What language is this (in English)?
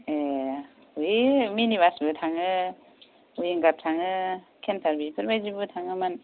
Bodo